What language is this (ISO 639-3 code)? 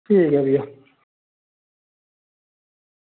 doi